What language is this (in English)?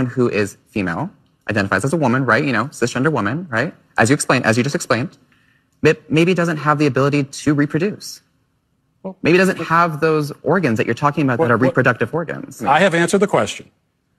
English